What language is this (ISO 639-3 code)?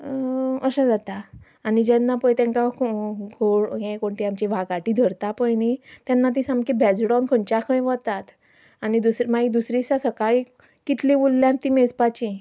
kok